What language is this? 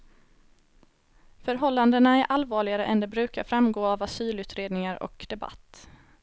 Swedish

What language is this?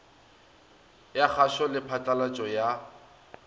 Northern Sotho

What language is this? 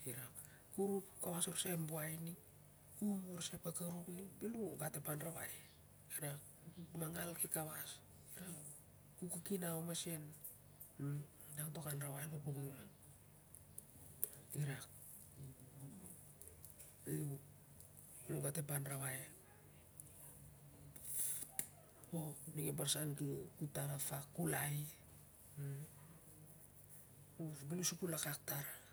Siar-Lak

